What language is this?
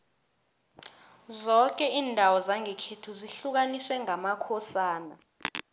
South Ndebele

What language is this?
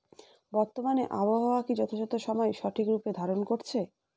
Bangla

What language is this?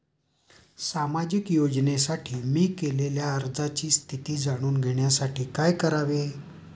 Marathi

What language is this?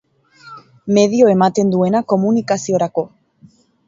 Basque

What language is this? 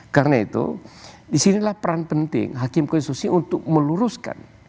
Indonesian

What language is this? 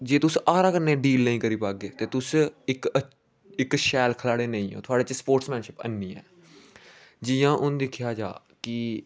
Dogri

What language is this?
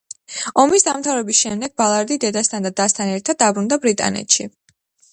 Georgian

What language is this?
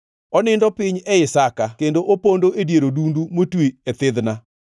Luo (Kenya and Tanzania)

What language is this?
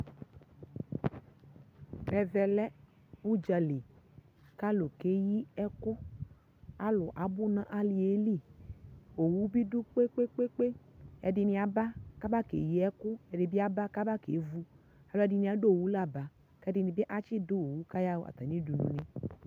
Ikposo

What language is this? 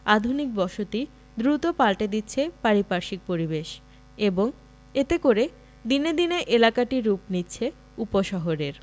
Bangla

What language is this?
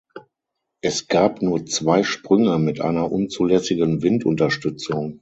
German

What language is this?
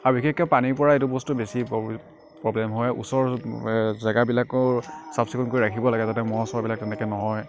Assamese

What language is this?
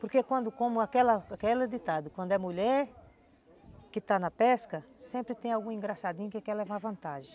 Portuguese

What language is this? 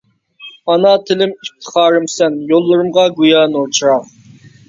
Uyghur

